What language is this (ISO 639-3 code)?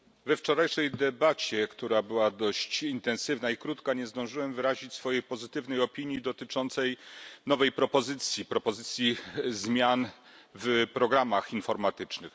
pol